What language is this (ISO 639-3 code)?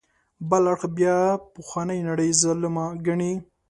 pus